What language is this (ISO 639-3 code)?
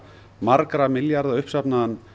isl